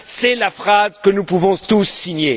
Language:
French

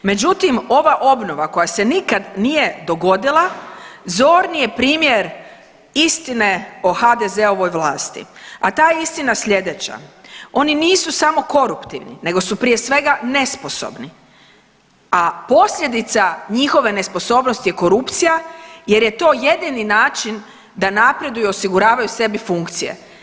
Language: Croatian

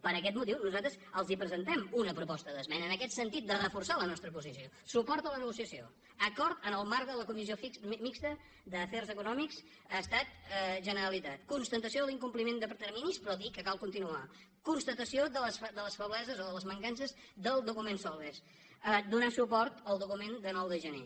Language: Catalan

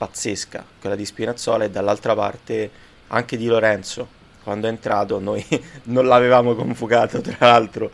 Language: Italian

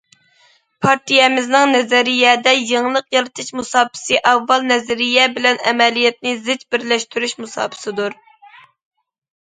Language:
Uyghur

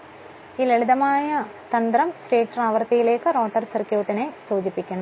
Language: Malayalam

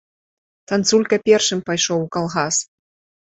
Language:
Belarusian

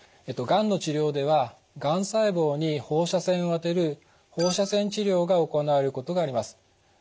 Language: Japanese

